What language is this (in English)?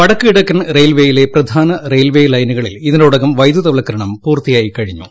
Malayalam